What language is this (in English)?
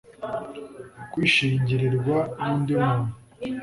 Kinyarwanda